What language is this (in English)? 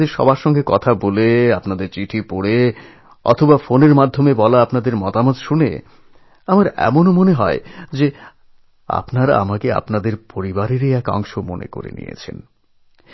Bangla